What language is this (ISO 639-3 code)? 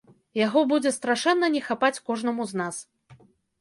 bel